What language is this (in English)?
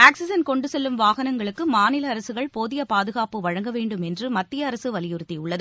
Tamil